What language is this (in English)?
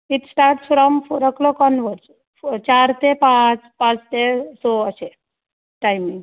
Konkani